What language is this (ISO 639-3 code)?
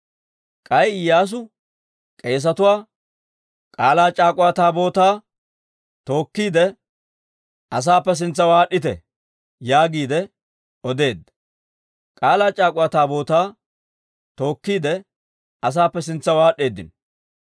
dwr